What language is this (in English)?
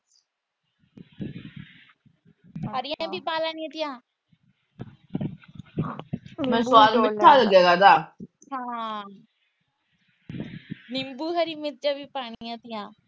Punjabi